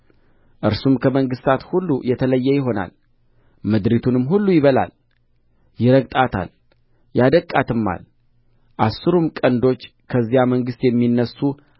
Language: Amharic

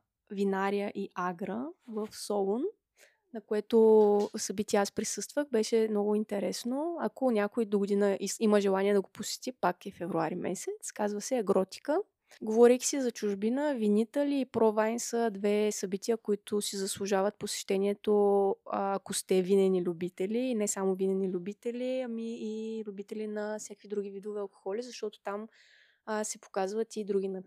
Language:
Bulgarian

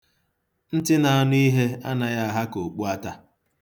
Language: Igbo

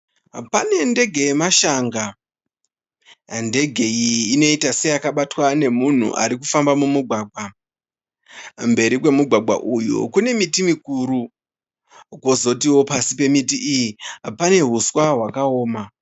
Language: Shona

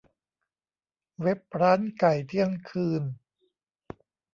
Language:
Thai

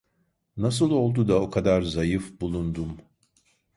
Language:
Turkish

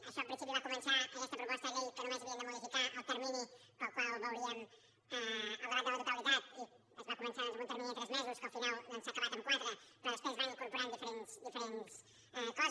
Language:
Catalan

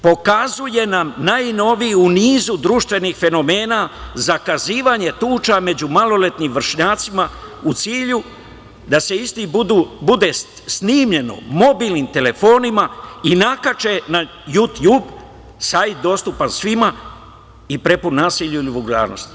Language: Serbian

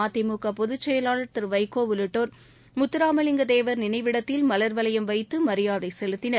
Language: Tamil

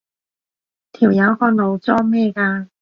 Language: Cantonese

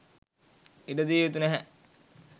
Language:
Sinhala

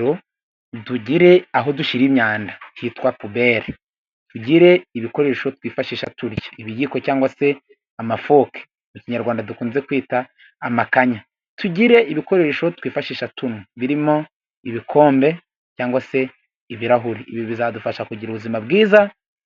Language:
Kinyarwanda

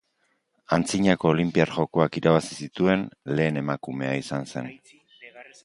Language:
Basque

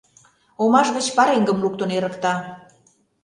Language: Mari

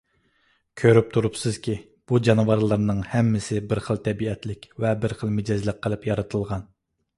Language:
Uyghur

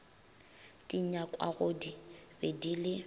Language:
Northern Sotho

